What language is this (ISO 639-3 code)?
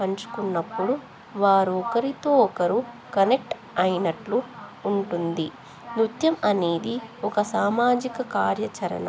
tel